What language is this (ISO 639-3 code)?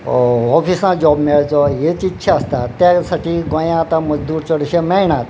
kok